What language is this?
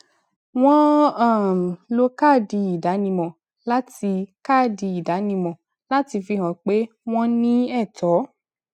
Yoruba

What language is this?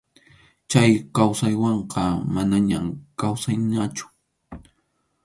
Arequipa-La Unión Quechua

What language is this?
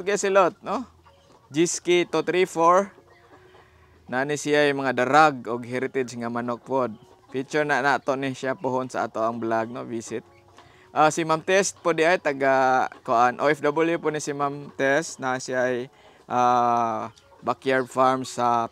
Filipino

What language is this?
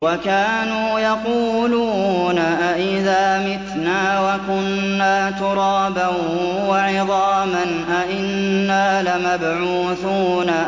Arabic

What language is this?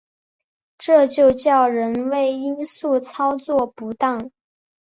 Chinese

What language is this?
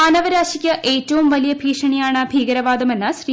Malayalam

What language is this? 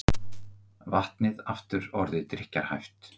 Icelandic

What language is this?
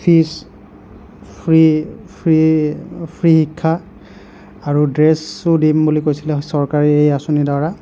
Assamese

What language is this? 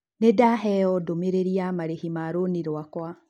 Kikuyu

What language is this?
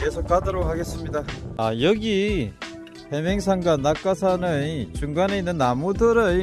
Korean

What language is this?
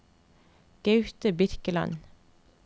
Norwegian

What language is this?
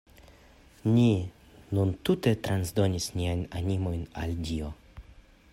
Esperanto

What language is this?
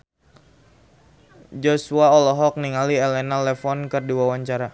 Sundanese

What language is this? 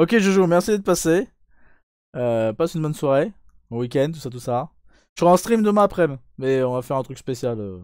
French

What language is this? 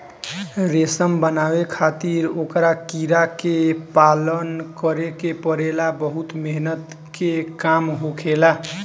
Bhojpuri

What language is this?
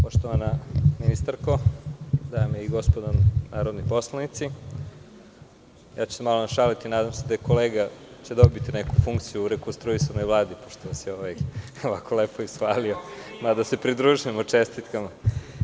Serbian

